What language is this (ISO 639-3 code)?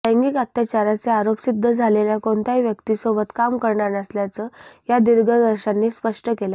mar